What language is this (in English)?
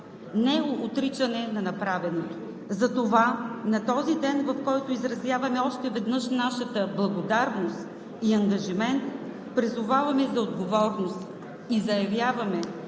Bulgarian